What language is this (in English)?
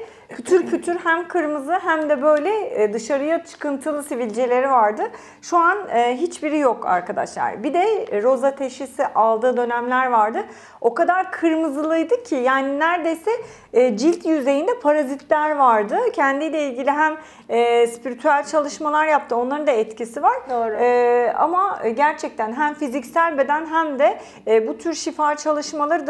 Turkish